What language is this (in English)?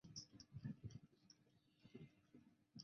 Chinese